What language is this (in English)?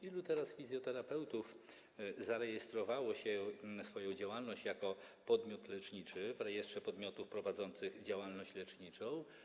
Polish